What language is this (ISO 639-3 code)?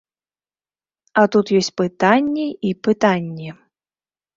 bel